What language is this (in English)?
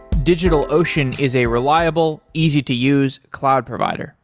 English